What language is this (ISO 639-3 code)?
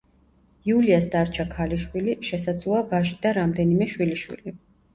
kat